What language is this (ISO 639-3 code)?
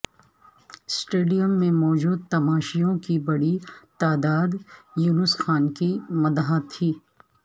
urd